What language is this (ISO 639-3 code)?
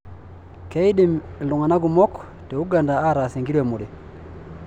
mas